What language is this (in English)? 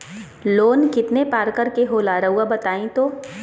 Magahi